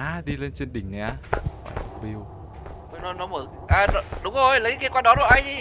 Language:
Vietnamese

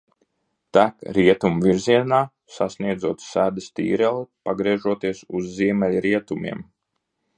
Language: Latvian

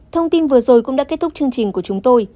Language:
Vietnamese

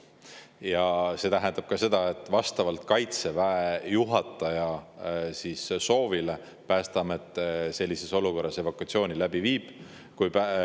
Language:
Estonian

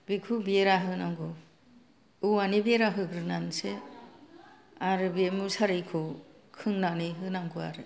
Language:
Bodo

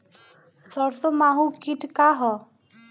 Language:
Bhojpuri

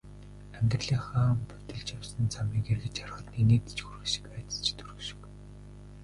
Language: Mongolian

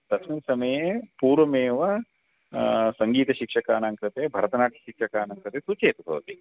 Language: Sanskrit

